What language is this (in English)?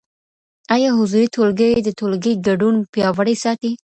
Pashto